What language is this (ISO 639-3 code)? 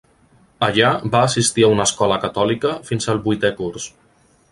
cat